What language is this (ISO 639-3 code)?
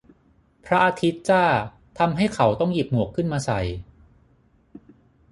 tha